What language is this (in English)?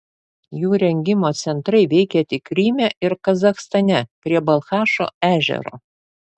Lithuanian